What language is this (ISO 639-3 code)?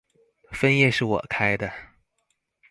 zho